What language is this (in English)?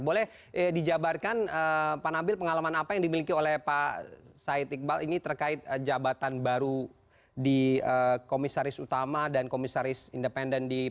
Indonesian